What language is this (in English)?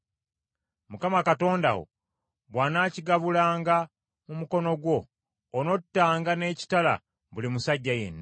Ganda